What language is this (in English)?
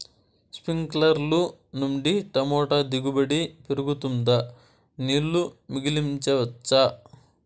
Telugu